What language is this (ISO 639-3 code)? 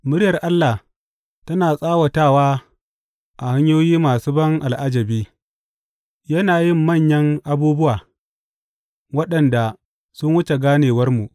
hau